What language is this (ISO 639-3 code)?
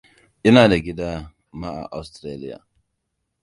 hau